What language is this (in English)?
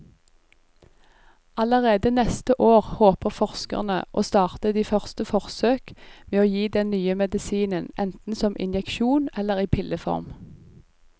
Norwegian